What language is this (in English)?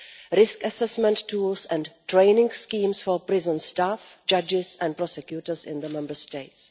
English